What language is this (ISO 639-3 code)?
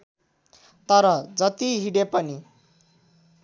nep